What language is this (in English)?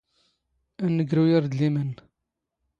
Standard Moroccan Tamazight